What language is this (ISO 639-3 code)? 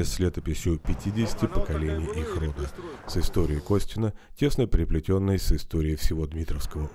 rus